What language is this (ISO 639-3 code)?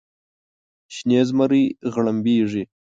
pus